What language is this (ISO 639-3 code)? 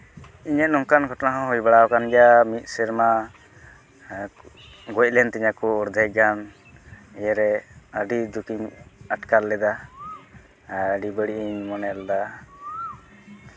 sat